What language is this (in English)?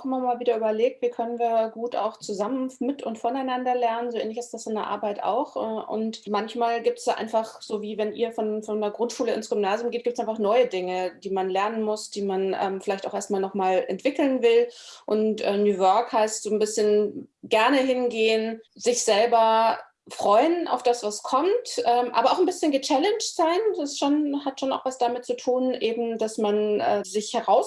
German